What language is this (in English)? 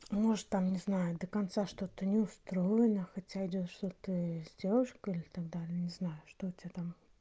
Russian